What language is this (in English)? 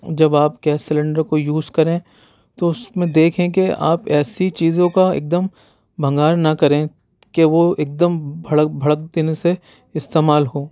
Urdu